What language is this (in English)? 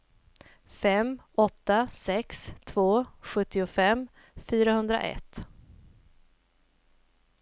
Swedish